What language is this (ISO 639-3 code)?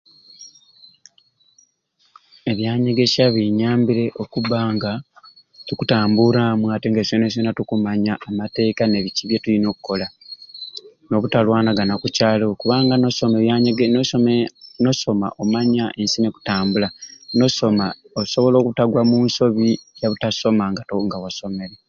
ruc